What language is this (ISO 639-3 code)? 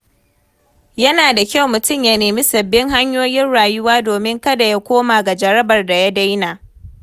hau